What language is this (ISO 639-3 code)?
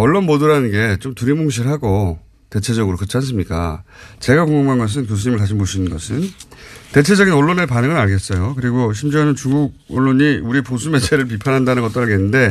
kor